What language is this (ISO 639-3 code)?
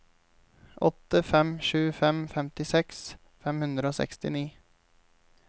nor